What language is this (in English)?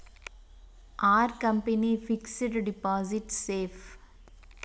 Telugu